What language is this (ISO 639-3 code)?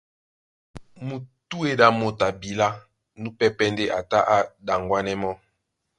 dua